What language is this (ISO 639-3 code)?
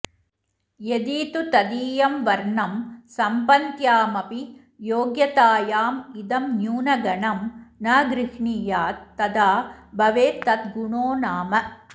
san